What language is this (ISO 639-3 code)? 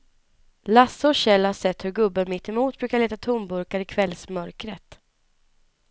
swe